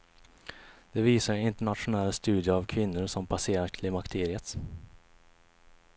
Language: Swedish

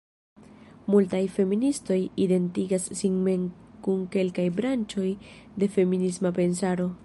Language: Esperanto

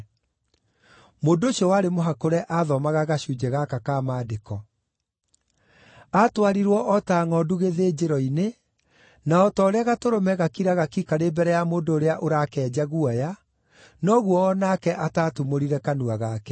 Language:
Kikuyu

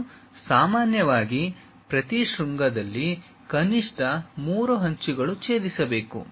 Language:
Kannada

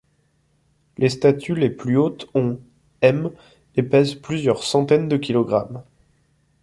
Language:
French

